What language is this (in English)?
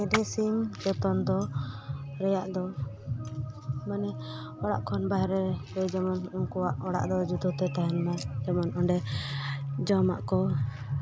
Santali